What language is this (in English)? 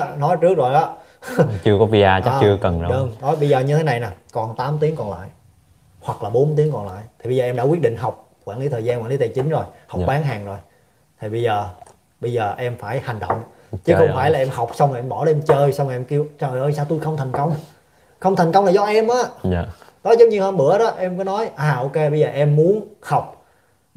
Vietnamese